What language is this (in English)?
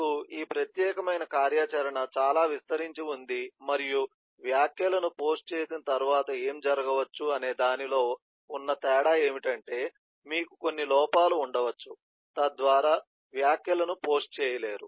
Telugu